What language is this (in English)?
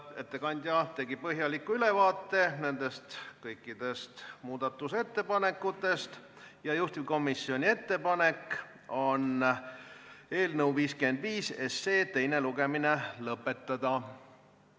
Estonian